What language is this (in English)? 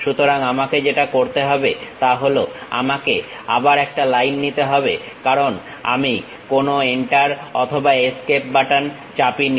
Bangla